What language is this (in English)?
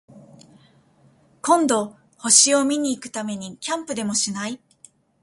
Japanese